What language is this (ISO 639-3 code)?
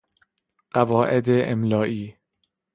fas